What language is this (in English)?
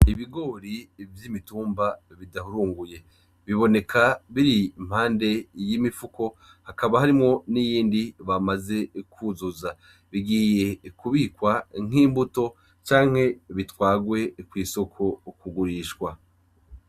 Rundi